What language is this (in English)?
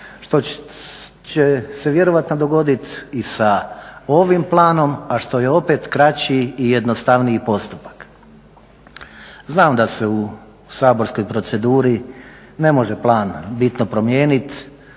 Croatian